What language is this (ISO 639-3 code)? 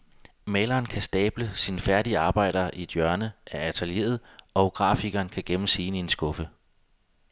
dan